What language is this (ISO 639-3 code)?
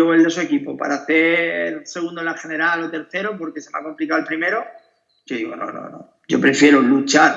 spa